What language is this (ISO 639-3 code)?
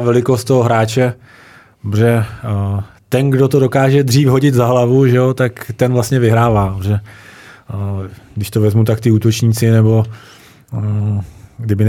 ces